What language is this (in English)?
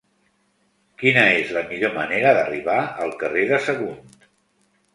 Catalan